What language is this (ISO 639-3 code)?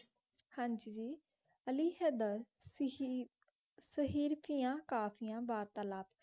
pan